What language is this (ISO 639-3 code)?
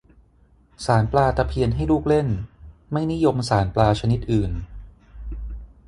tha